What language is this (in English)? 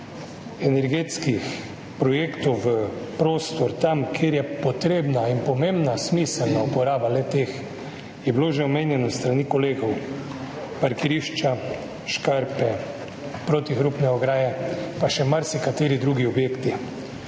Slovenian